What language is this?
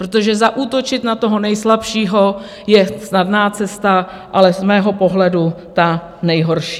Czech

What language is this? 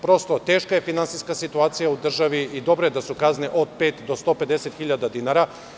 Serbian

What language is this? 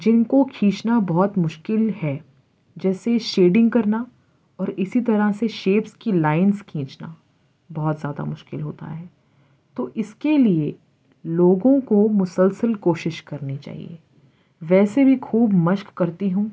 Urdu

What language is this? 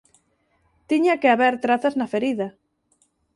Galician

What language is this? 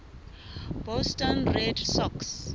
Southern Sotho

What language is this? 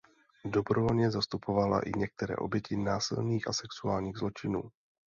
Czech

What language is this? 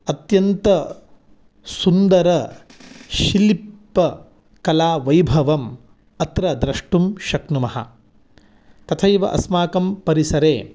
Sanskrit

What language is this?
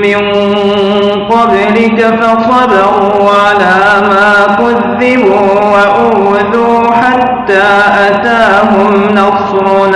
Arabic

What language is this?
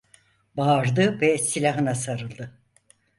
Turkish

